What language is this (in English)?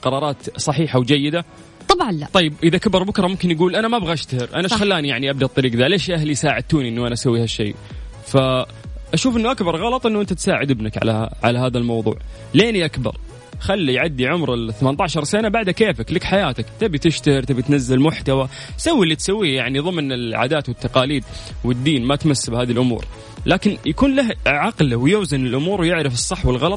Arabic